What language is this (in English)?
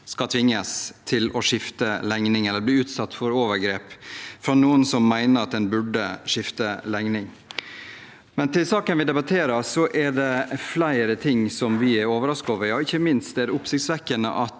Norwegian